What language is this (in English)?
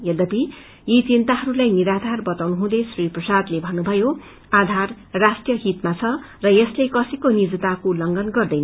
Nepali